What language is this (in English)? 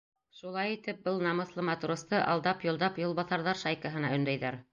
Bashkir